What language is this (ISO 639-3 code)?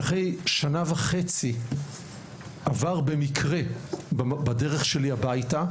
heb